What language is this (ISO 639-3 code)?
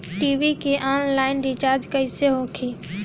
bho